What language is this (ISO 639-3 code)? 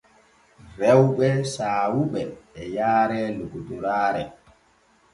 fue